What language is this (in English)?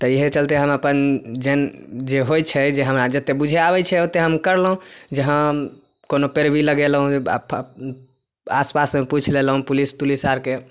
Maithili